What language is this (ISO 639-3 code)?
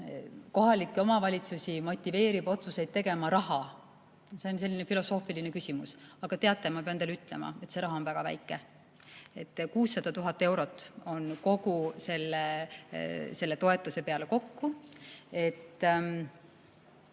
est